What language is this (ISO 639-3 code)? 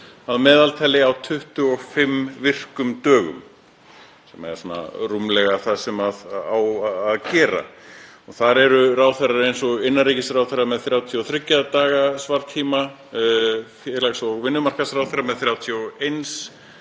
isl